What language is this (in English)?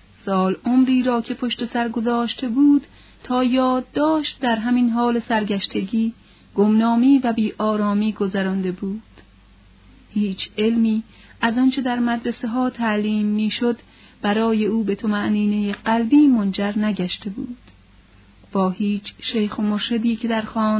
Persian